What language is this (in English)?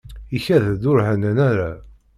Kabyle